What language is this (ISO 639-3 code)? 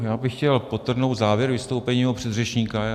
ces